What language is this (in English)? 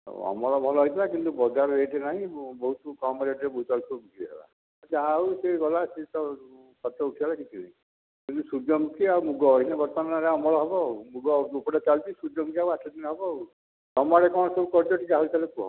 Odia